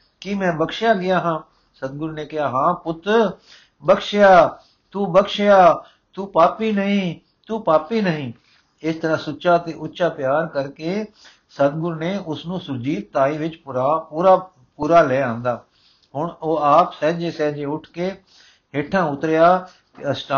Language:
Punjabi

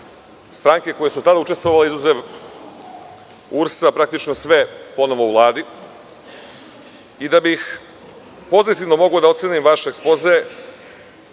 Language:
Serbian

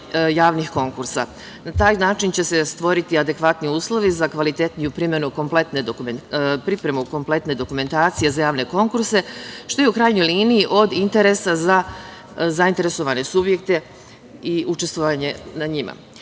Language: Serbian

